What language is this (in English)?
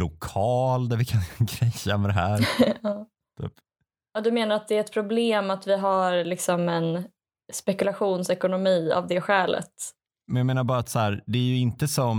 Swedish